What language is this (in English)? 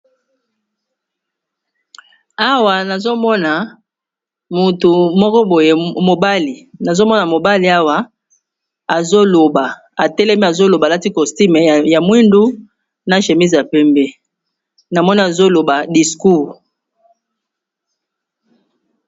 Lingala